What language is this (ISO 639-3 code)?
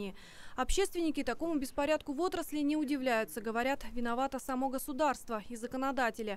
rus